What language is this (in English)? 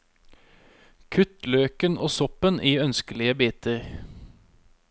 Norwegian